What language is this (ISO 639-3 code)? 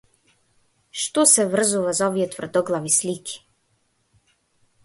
mkd